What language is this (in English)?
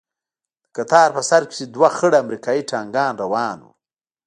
Pashto